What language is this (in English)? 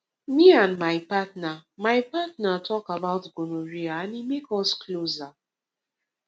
Nigerian Pidgin